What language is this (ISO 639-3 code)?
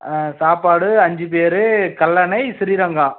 tam